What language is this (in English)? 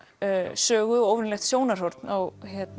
Icelandic